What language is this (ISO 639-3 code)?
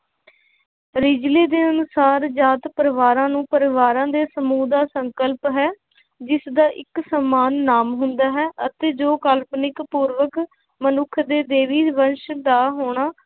pan